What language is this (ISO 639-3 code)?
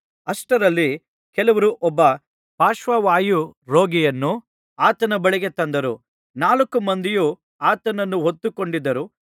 kan